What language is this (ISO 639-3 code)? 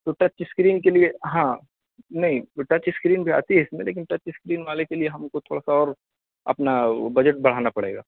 urd